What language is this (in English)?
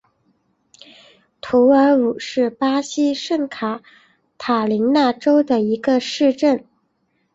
Chinese